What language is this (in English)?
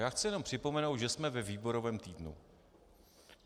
Czech